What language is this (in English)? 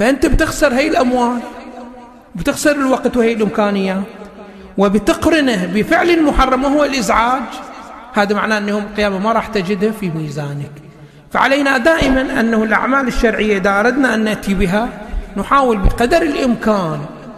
Arabic